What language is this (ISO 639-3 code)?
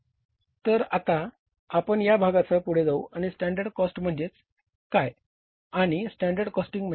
mar